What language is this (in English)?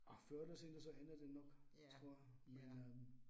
Danish